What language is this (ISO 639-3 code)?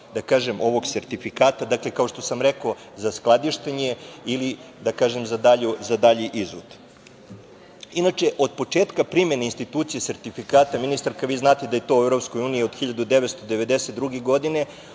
srp